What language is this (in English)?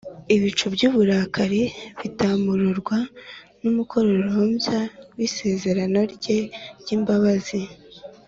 Kinyarwanda